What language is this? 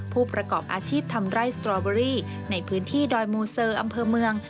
Thai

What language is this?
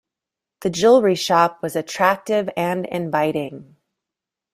English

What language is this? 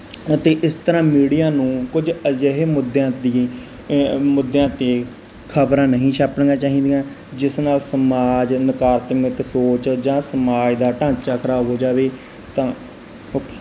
Punjabi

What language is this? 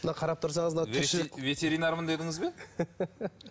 Kazakh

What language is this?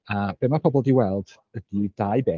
Welsh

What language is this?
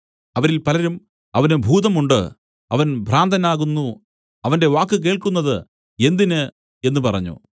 Malayalam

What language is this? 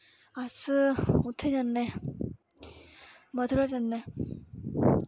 Dogri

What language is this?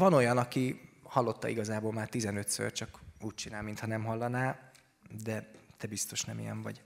Hungarian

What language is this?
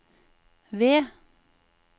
Norwegian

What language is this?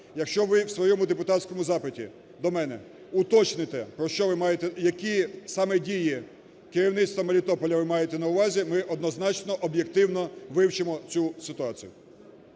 Ukrainian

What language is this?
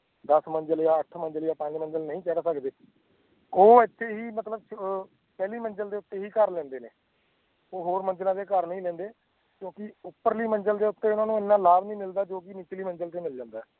Punjabi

